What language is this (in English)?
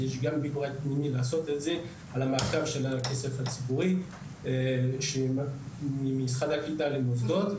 Hebrew